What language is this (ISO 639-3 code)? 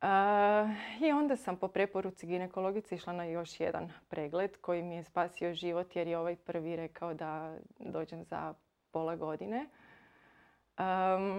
hrv